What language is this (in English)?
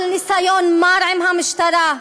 Hebrew